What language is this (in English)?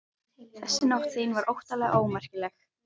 Icelandic